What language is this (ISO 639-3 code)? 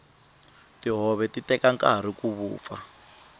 tso